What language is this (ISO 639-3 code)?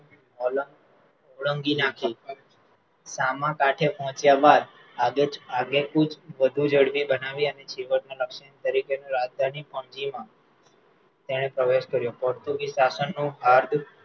guj